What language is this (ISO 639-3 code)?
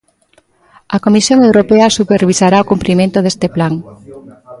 glg